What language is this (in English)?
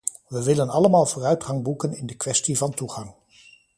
Dutch